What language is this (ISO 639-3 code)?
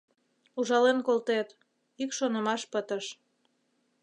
chm